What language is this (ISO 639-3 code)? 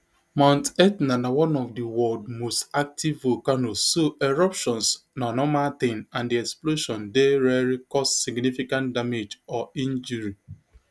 pcm